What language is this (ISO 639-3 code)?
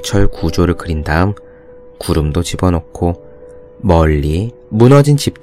kor